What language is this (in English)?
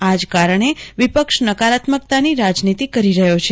Gujarati